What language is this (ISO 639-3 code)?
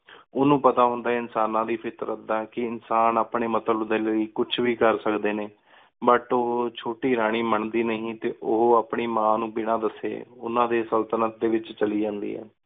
pan